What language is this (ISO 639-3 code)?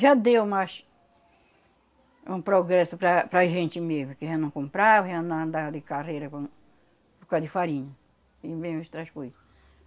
por